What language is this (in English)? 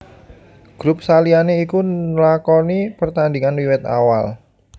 Javanese